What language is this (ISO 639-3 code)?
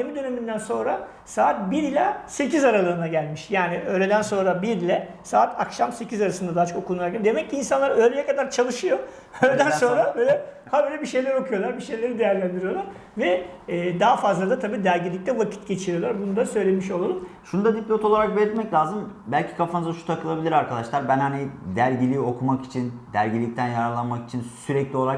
tur